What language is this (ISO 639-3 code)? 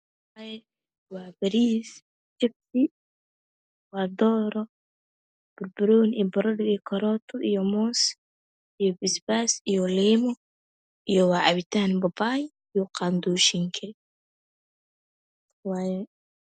som